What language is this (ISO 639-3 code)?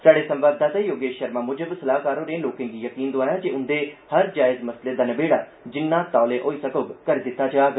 doi